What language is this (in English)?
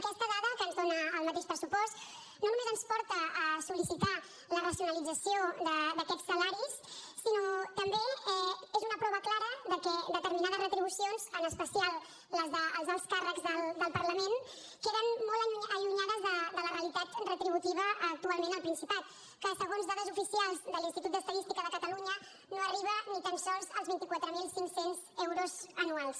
Catalan